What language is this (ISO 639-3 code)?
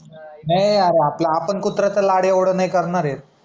mar